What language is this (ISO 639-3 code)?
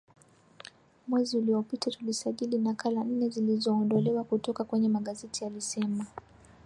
swa